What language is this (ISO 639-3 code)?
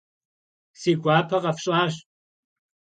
kbd